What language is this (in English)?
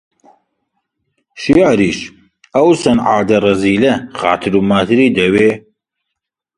Central Kurdish